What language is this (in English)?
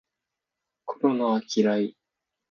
Japanese